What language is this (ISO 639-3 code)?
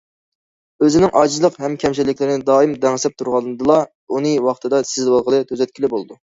uig